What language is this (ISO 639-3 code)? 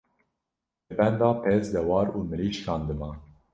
kur